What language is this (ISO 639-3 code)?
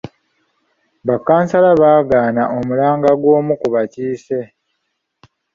lug